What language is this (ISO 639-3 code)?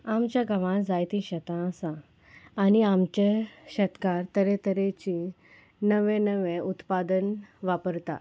kok